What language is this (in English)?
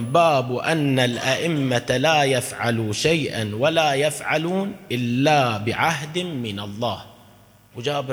Arabic